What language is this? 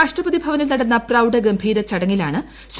Malayalam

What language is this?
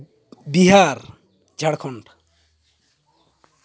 Santali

